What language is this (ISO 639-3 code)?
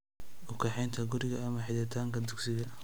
som